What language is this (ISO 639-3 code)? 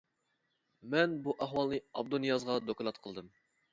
uig